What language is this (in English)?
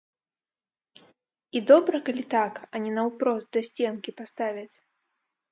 Belarusian